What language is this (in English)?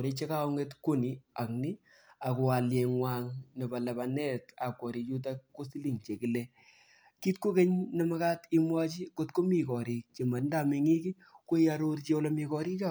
Kalenjin